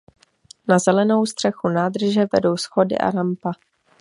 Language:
Czech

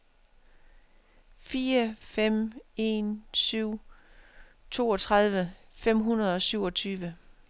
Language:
Danish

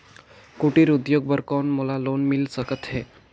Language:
Chhattisgarhi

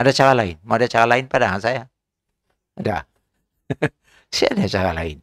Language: Malay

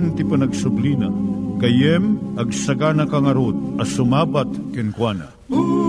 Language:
Filipino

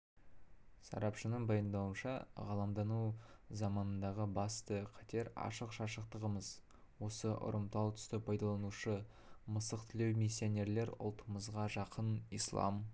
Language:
Kazakh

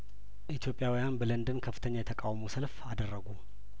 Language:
Amharic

